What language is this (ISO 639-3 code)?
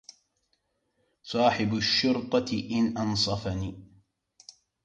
ara